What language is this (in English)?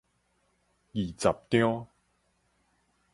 Min Nan Chinese